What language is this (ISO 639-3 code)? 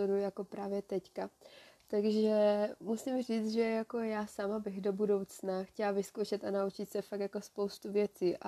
ces